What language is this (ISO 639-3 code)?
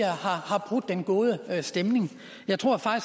dan